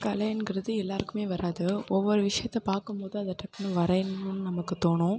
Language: Tamil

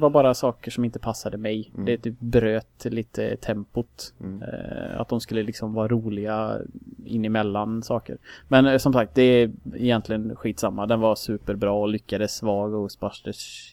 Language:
Swedish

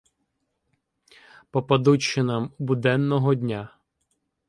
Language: Ukrainian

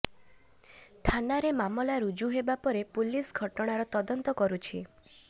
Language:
Odia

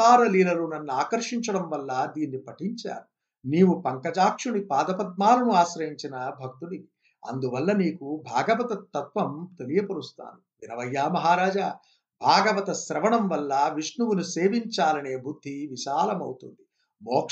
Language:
Telugu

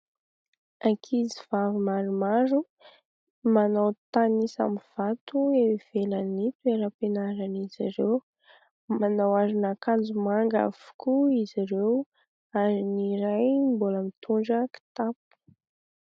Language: Malagasy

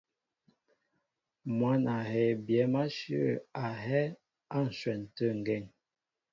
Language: Mbo (Cameroon)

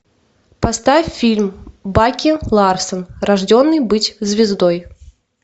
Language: Russian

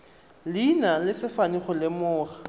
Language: Tswana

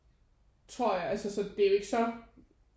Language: Danish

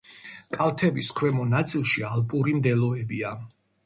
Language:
Georgian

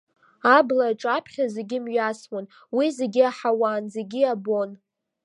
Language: Abkhazian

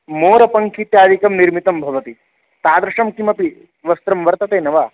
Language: Sanskrit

